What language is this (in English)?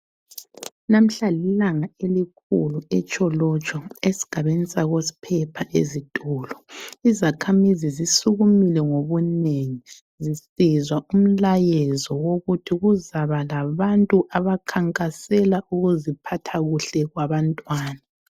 North Ndebele